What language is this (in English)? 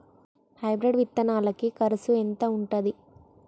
Telugu